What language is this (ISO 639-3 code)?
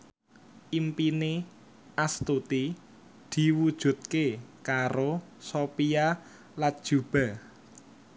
jav